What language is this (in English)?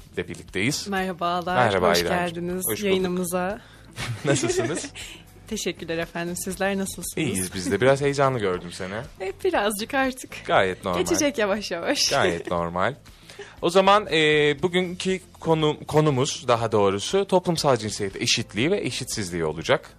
Turkish